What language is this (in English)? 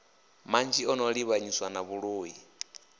Venda